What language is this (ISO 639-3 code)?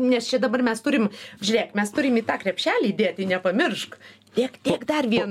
lit